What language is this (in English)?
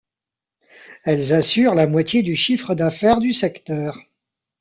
French